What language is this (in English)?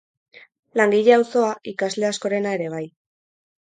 Basque